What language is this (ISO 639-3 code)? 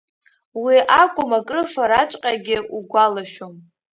abk